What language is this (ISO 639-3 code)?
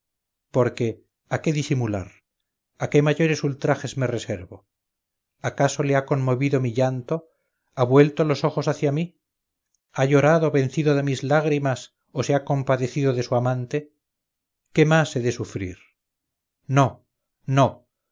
spa